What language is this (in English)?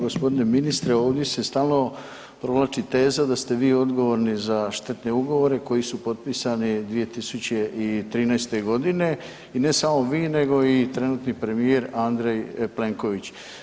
Croatian